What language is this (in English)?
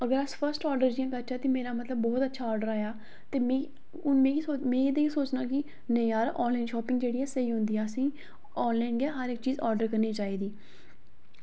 Dogri